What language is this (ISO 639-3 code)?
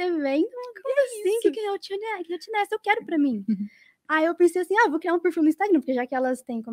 por